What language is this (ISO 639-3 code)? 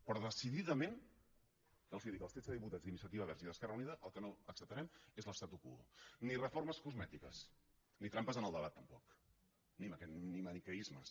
cat